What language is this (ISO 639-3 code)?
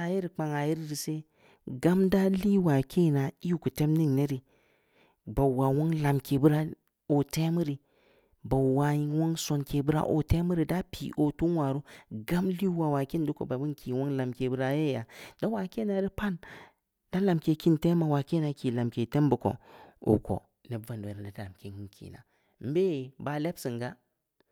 ndi